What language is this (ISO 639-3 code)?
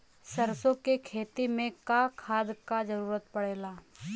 bho